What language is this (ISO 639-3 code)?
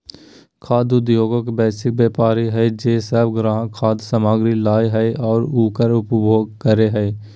mag